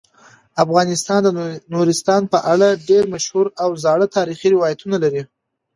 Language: Pashto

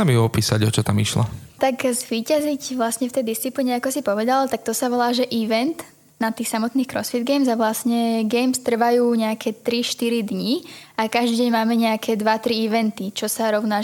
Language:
Slovak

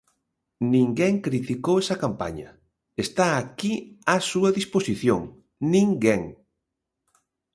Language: Galician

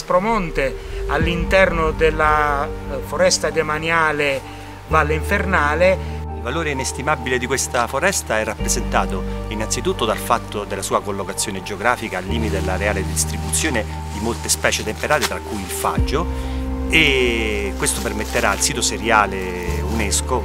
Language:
Italian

